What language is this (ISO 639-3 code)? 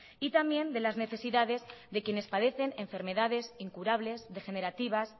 spa